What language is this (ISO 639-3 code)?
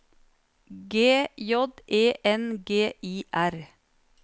nor